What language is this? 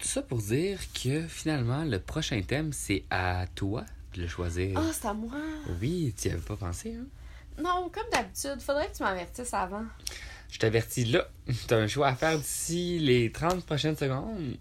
French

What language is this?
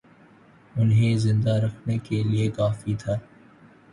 Urdu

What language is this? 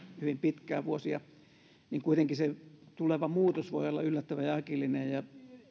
Finnish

